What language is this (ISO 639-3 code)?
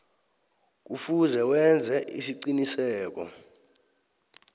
nbl